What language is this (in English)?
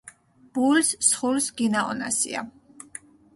Mingrelian